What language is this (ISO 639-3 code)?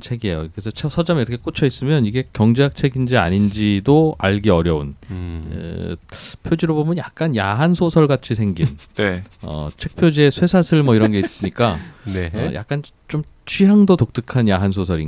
kor